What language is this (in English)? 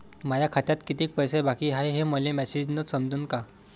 Marathi